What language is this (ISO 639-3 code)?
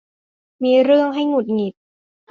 tha